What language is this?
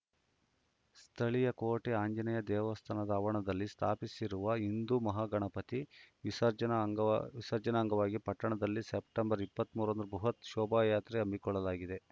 Kannada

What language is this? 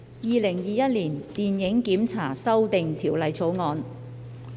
Cantonese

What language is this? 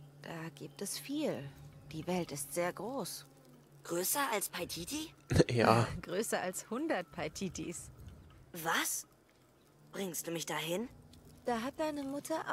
German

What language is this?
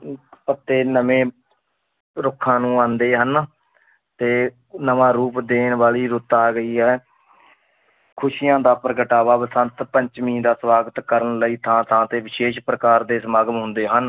Punjabi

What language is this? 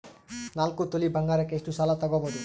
Kannada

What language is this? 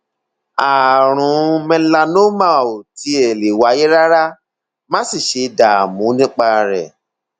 Yoruba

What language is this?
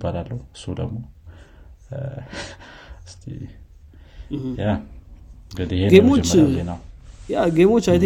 Amharic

